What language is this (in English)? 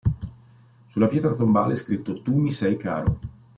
Italian